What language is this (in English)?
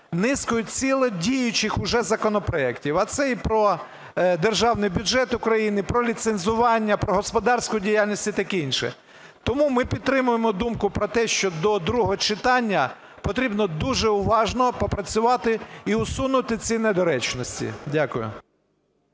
Ukrainian